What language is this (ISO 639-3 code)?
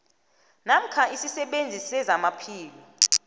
nbl